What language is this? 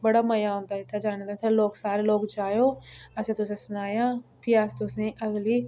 Dogri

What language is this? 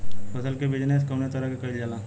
Bhojpuri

